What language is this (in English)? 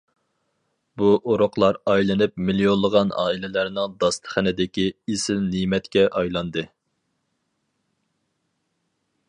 Uyghur